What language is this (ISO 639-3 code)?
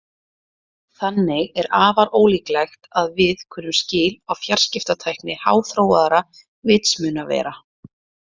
isl